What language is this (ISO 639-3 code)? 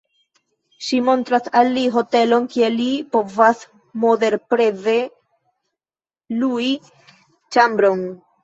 epo